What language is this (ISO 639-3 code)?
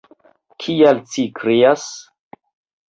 epo